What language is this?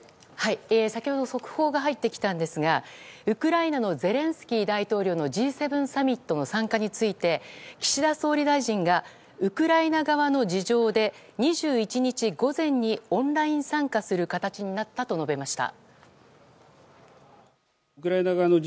Japanese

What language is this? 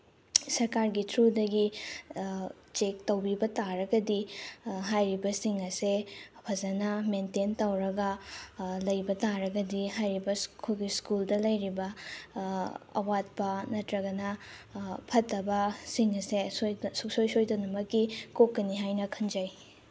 Manipuri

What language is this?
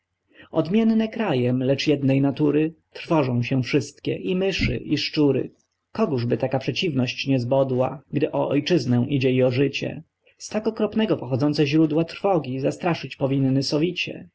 Polish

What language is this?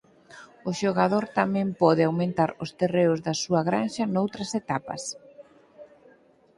Galician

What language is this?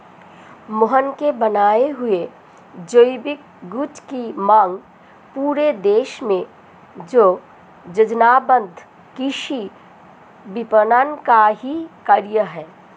Hindi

